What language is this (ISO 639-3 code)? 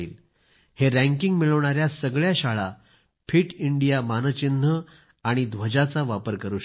mar